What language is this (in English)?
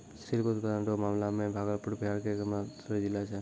Maithili